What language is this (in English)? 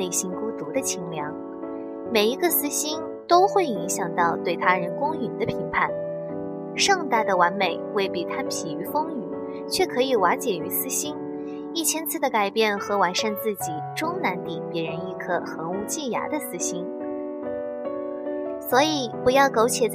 Chinese